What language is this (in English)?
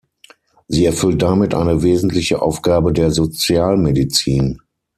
German